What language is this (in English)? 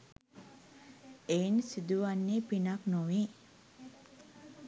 Sinhala